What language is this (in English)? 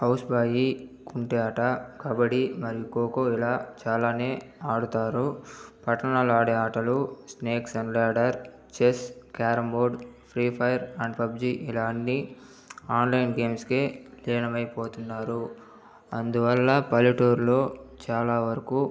Telugu